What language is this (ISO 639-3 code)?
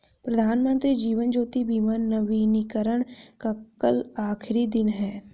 hin